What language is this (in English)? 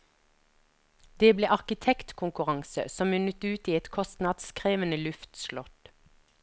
Norwegian